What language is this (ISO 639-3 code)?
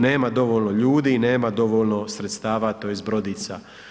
hrv